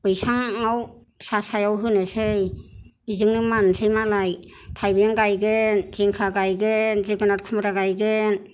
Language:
Bodo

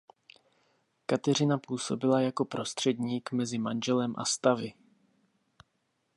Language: Czech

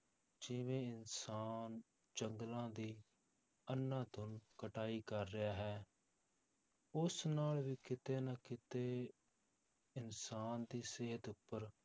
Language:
Punjabi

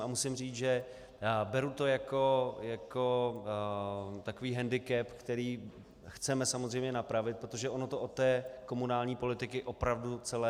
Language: Czech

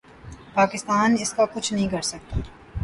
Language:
Urdu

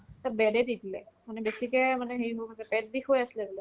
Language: Assamese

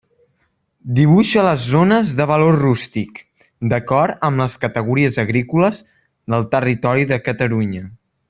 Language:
Catalan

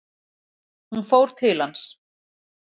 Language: Icelandic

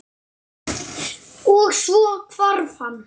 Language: Icelandic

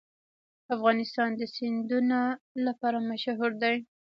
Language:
Pashto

